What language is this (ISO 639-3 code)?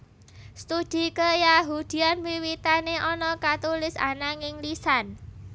jav